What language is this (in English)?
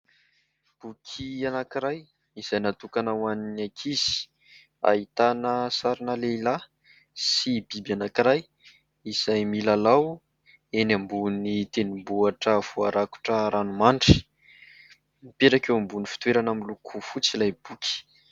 Malagasy